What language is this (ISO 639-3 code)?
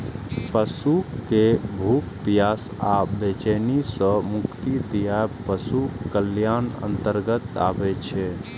mai